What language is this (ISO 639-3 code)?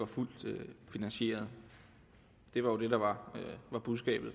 dan